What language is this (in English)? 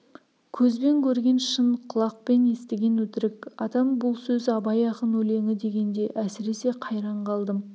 Kazakh